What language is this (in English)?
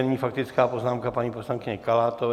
Czech